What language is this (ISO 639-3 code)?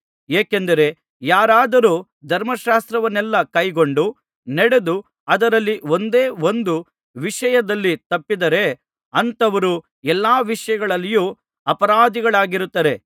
kan